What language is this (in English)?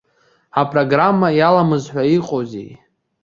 Abkhazian